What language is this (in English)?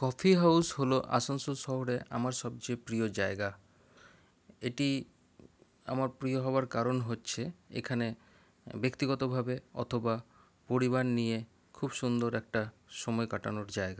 Bangla